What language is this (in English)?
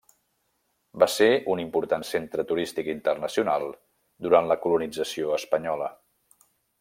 Catalan